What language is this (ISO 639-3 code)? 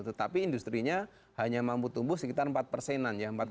ind